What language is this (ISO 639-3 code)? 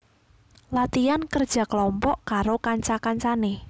jav